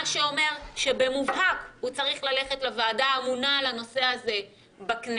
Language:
Hebrew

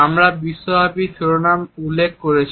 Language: Bangla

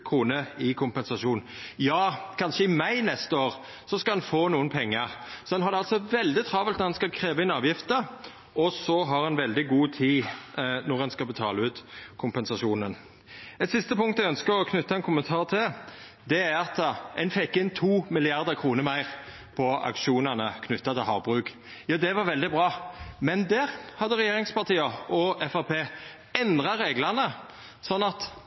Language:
Norwegian Nynorsk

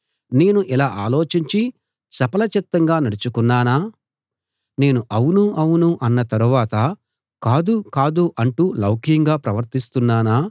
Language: Telugu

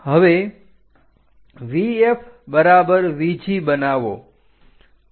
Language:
Gujarati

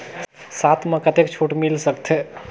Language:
Chhattisgarhi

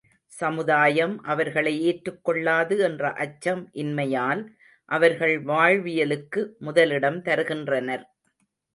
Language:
Tamil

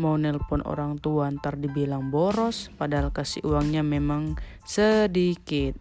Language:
Indonesian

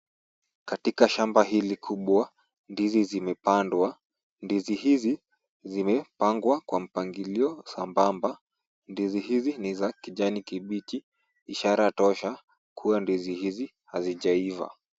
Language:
Swahili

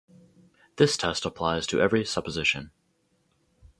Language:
English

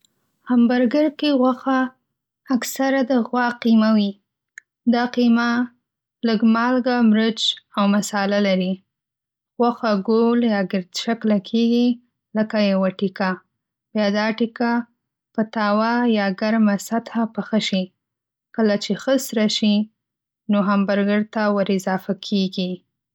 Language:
Pashto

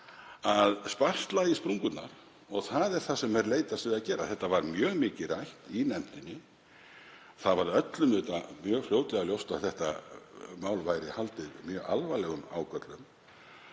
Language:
Icelandic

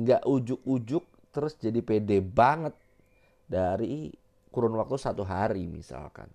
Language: Indonesian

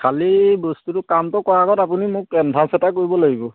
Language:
Assamese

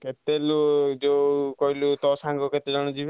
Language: Odia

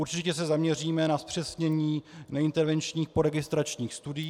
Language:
Czech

